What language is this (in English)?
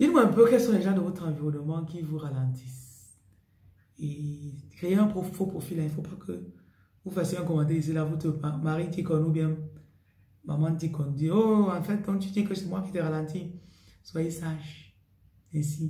French